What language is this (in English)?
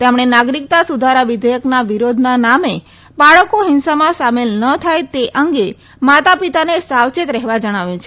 Gujarati